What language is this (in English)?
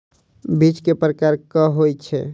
Maithili